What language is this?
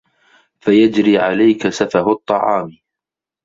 Arabic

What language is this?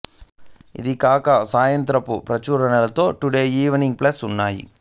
Telugu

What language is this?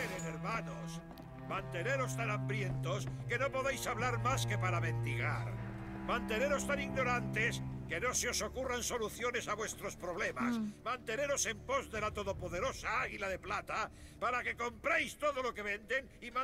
Spanish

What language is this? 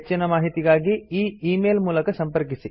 Kannada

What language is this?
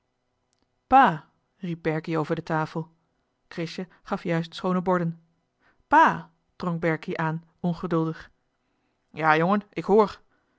Dutch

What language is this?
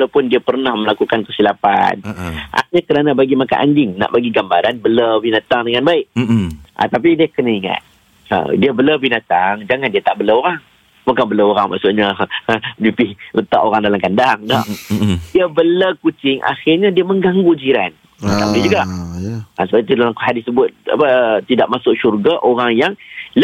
Malay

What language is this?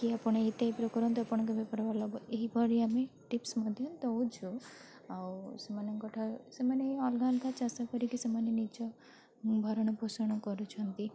Odia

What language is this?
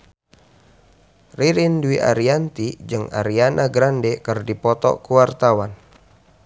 Sundanese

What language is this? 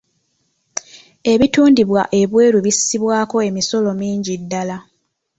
Ganda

